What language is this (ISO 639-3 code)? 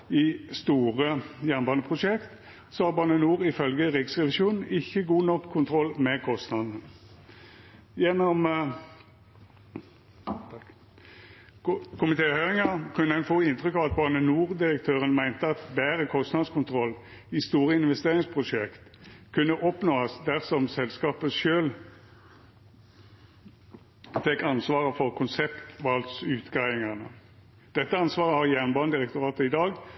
nno